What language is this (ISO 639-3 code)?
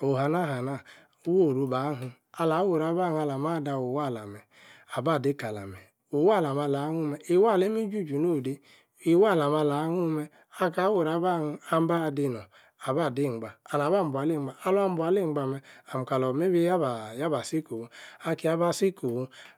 ekr